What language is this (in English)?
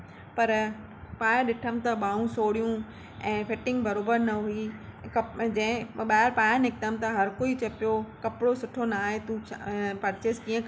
Sindhi